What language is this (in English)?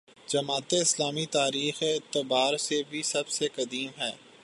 Urdu